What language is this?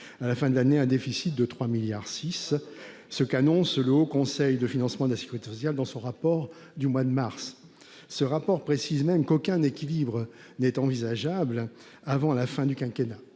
French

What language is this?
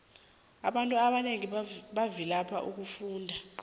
South Ndebele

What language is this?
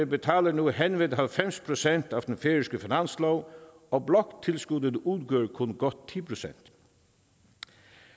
Danish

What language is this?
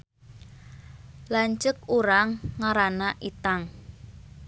Sundanese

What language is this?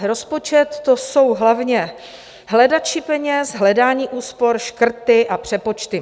Czech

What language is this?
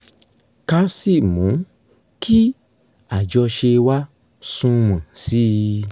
Yoruba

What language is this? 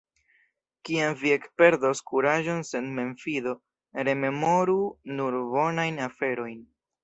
Esperanto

